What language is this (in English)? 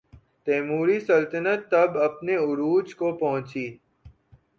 Urdu